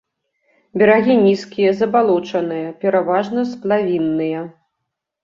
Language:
Belarusian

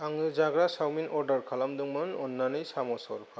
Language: Bodo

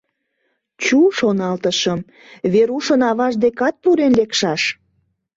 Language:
Mari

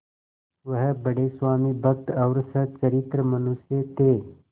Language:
Hindi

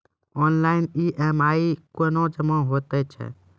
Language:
Maithili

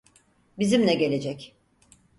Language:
Turkish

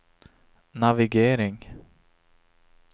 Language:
Swedish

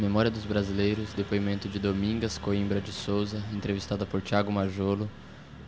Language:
Portuguese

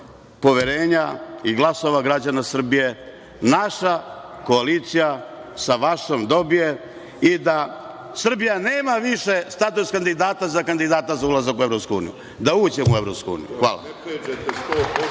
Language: Serbian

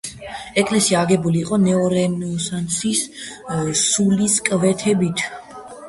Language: Georgian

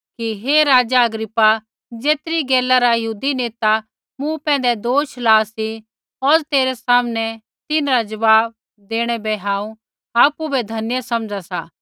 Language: Kullu Pahari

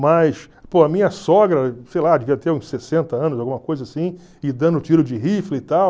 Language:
Portuguese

